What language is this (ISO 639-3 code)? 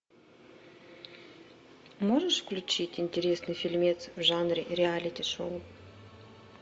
rus